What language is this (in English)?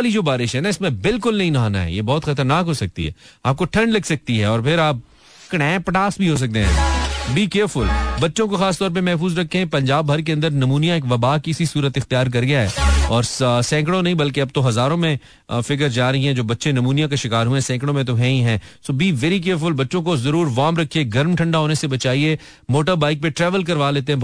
Hindi